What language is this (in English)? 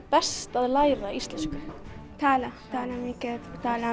Icelandic